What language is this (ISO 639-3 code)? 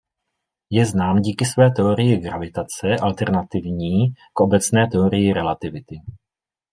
ces